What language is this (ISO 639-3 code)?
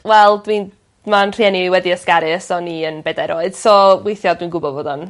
cym